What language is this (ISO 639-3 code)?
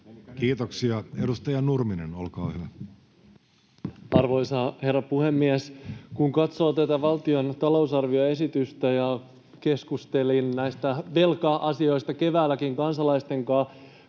fin